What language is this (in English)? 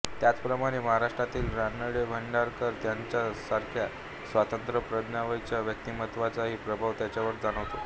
Marathi